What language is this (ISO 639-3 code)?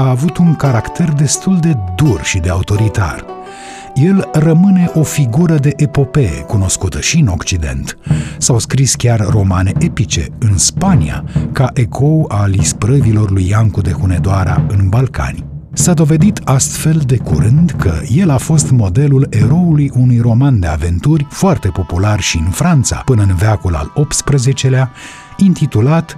ron